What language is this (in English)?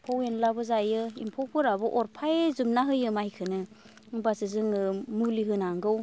Bodo